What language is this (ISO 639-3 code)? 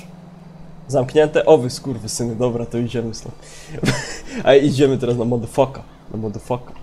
pol